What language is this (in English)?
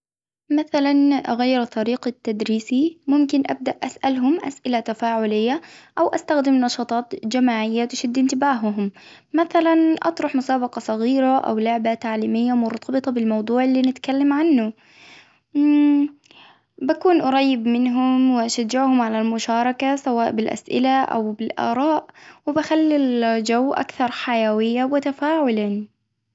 Hijazi Arabic